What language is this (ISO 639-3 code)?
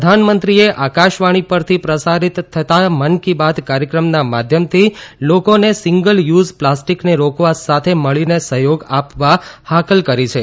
guj